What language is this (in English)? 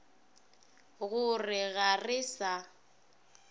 Northern Sotho